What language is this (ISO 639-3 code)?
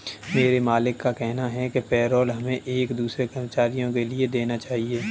hin